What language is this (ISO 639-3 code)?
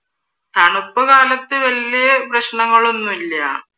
mal